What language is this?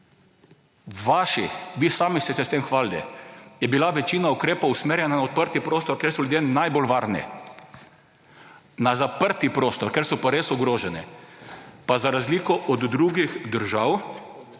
Slovenian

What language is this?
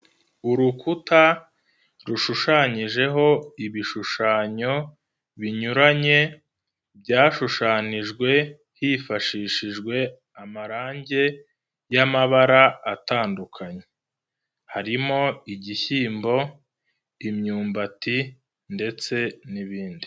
Kinyarwanda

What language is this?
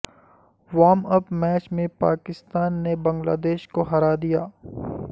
Urdu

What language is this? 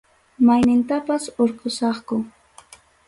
Ayacucho Quechua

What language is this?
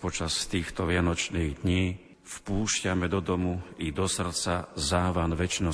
Slovak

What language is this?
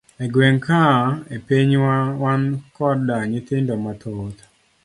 Luo (Kenya and Tanzania)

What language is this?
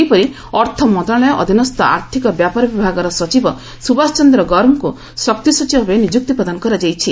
Odia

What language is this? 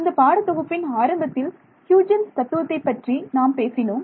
Tamil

